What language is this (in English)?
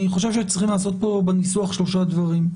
Hebrew